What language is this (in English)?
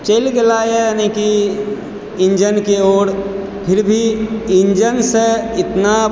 Maithili